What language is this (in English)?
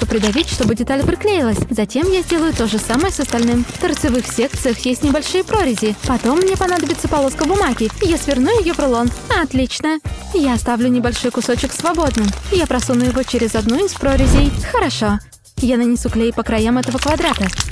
Russian